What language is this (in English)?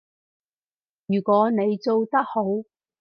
Cantonese